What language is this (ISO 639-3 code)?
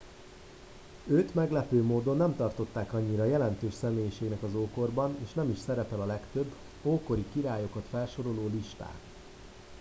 hun